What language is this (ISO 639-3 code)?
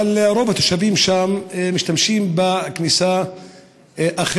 heb